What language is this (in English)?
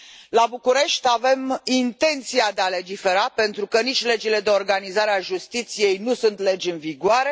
Romanian